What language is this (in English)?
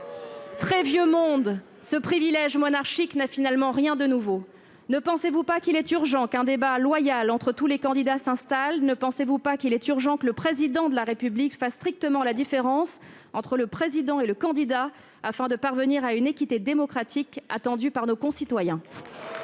French